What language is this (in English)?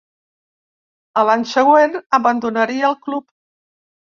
Catalan